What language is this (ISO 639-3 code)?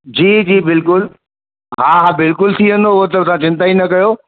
snd